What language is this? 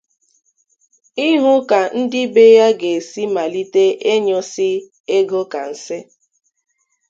Igbo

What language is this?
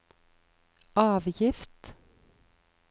Norwegian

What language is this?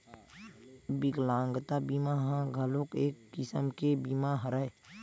Chhattisgarhi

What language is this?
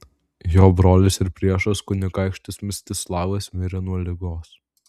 Lithuanian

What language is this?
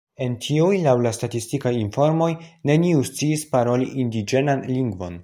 Esperanto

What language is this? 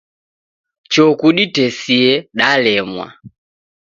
Taita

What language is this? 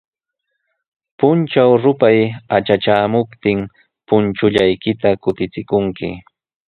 Sihuas Ancash Quechua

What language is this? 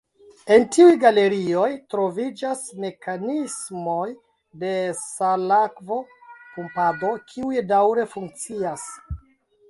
Esperanto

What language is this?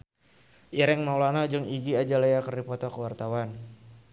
Sundanese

